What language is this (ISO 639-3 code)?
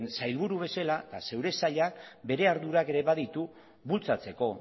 eus